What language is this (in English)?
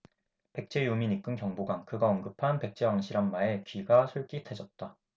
Korean